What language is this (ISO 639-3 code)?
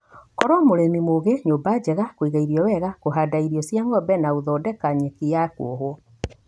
kik